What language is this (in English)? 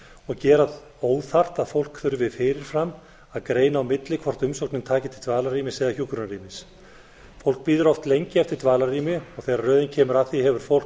Icelandic